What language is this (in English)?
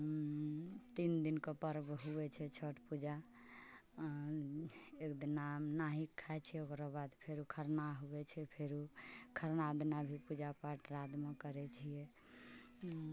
Maithili